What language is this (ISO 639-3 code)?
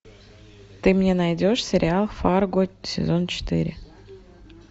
rus